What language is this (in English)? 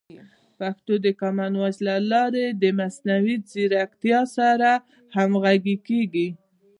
Pashto